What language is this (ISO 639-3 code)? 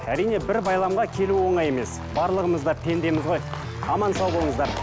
kaz